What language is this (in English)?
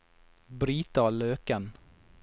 Norwegian